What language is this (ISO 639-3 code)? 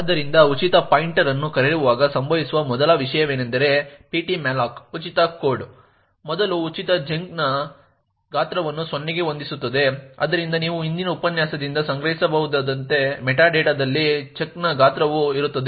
kan